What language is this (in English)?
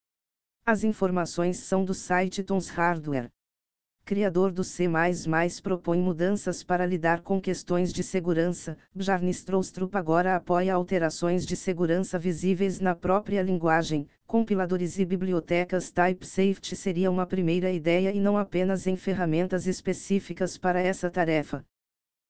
Portuguese